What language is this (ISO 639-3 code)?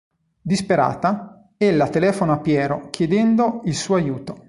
ita